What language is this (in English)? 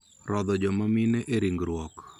Luo (Kenya and Tanzania)